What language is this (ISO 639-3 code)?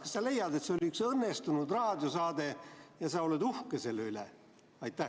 est